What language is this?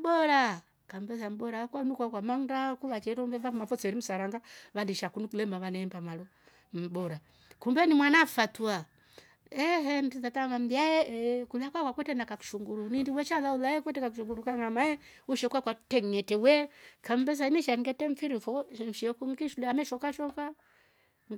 Rombo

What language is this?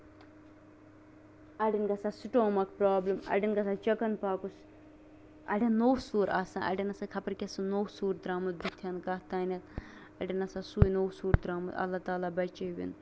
Kashmiri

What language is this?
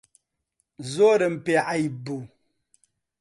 Central Kurdish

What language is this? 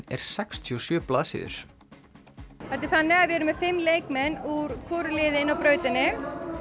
Icelandic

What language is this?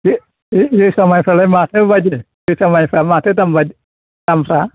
Bodo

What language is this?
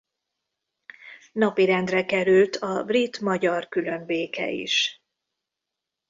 Hungarian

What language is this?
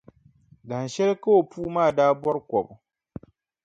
Dagbani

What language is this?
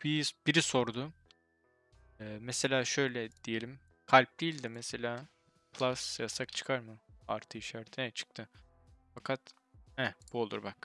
Turkish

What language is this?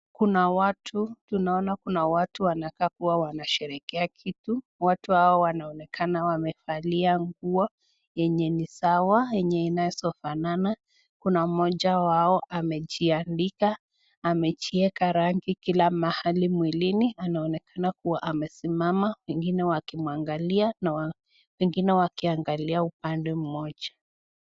Swahili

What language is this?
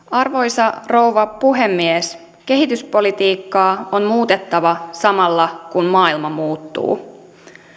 Finnish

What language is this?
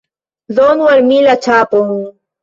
Esperanto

